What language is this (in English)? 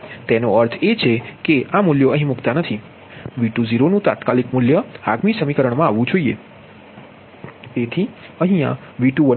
Gujarati